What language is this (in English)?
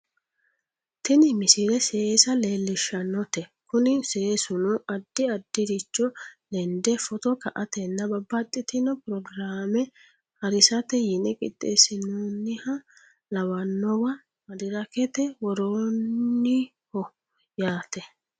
Sidamo